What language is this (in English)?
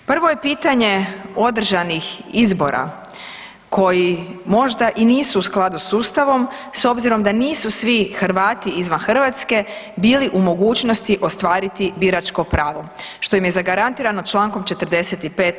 Croatian